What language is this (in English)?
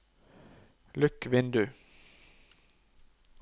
Norwegian